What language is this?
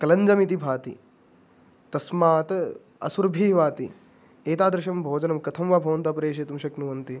Sanskrit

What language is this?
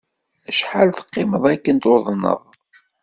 Kabyle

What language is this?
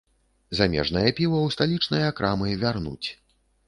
Belarusian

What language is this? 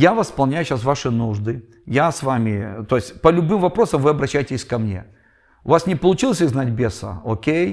Russian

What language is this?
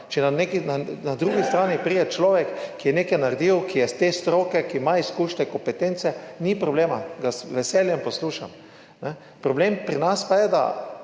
Slovenian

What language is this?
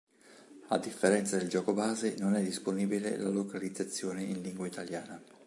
Italian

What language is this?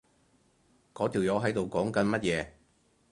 Cantonese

